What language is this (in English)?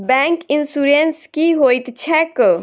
Maithili